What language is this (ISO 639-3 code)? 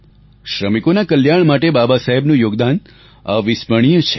guj